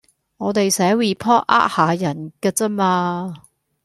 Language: Cantonese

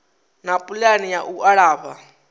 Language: Venda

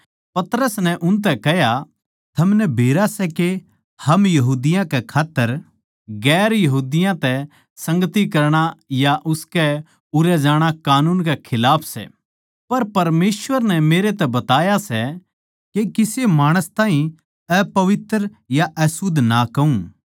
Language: Haryanvi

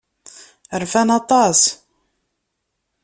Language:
Kabyle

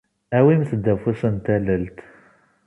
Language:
Kabyle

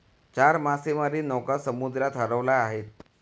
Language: Marathi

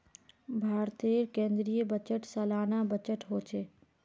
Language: Magahi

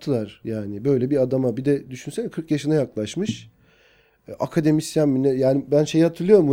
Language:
Turkish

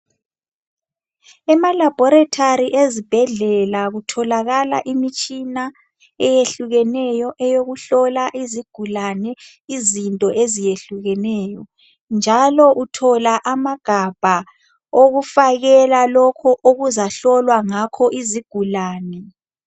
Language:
North Ndebele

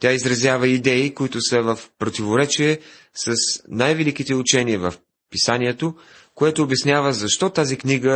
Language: Bulgarian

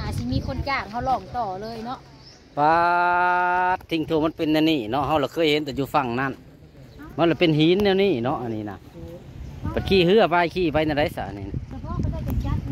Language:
Thai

